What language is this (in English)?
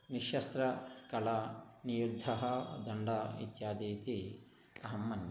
Sanskrit